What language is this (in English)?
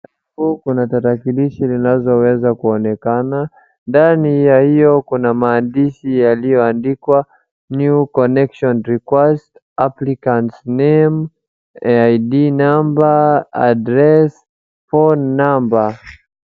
Swahili